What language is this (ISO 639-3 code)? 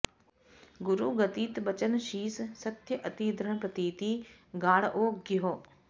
san